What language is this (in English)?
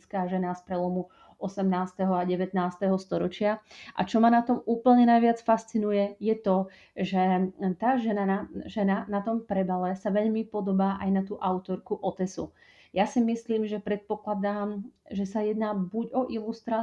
Slovak